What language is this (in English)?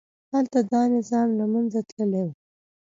Pashto